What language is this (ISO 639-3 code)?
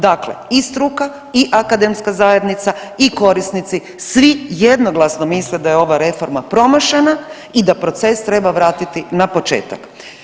hrv